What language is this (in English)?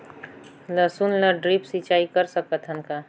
Chhattisgarhi